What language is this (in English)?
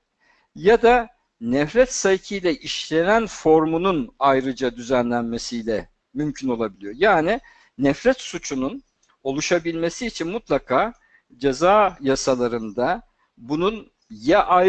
Turkish